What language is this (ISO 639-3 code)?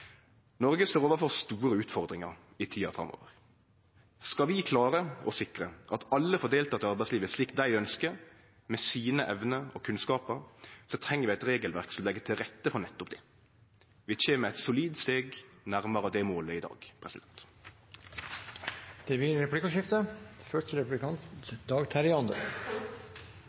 nor